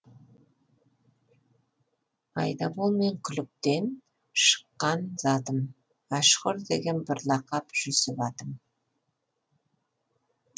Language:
Kazakh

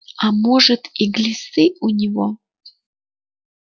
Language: Russian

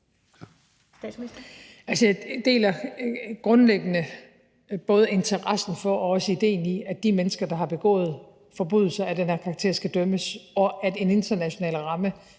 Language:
Danish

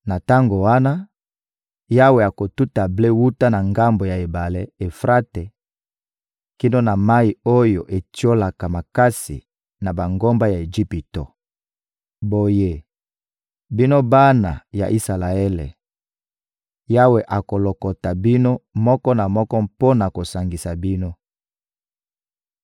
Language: Lingala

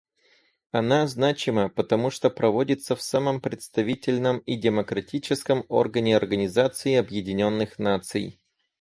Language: Russian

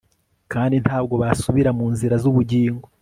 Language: Kinyarwanda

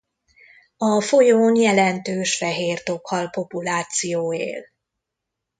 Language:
Hungarian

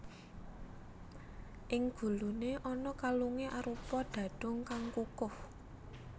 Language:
Javanese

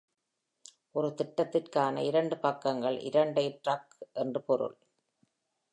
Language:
Tamil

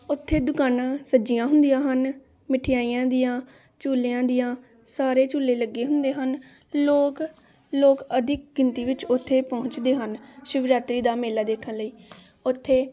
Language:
Punjabi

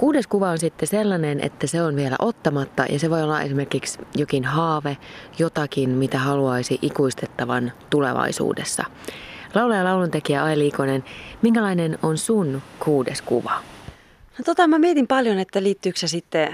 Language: Finnish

